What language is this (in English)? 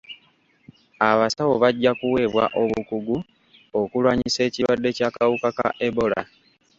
Ganda